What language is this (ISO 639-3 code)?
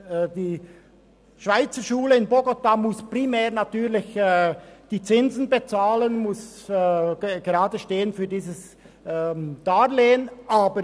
gsw